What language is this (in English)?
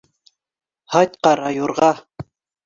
Bashkir